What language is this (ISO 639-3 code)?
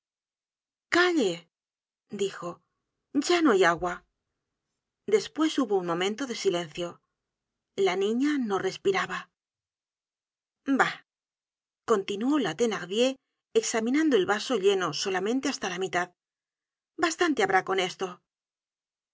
spa